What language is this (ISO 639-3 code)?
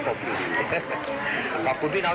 tha